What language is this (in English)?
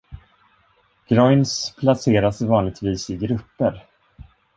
Swedish